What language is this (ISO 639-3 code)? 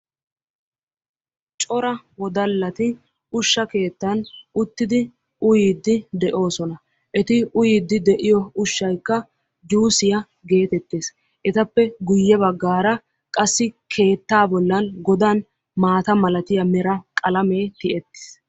wal